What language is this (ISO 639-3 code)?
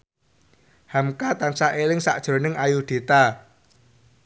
jav